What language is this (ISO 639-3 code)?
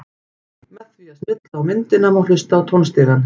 isl